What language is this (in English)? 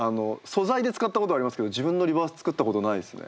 Japanese